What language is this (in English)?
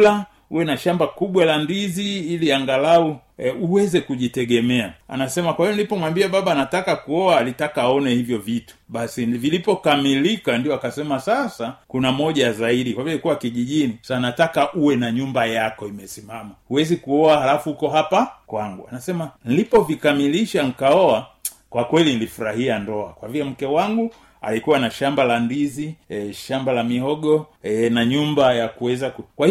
Swahili